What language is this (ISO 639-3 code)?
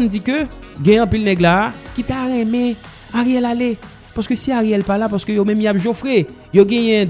fra